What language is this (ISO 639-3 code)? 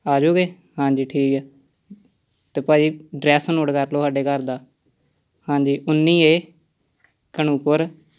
pan